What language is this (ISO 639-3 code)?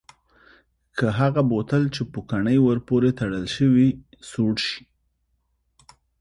pus